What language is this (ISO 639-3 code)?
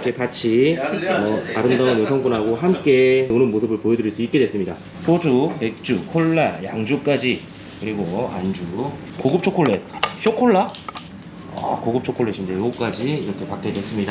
kor